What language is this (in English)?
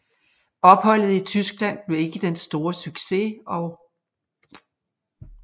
Danish